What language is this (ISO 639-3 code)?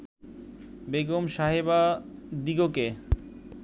ben